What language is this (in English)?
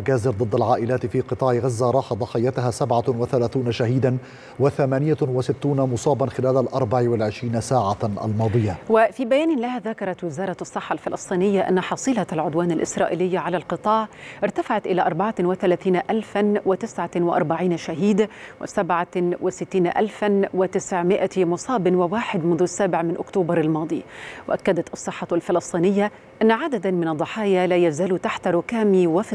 Arabic